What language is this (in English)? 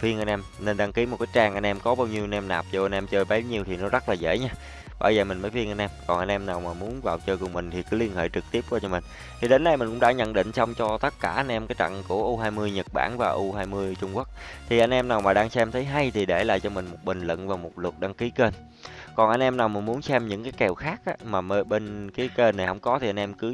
Vietnamese